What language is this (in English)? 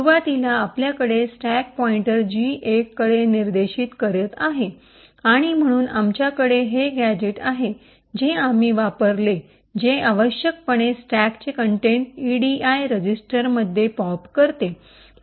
Marathi